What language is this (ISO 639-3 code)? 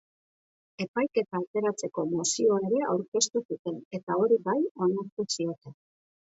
eus